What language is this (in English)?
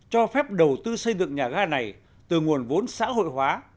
Vietnamese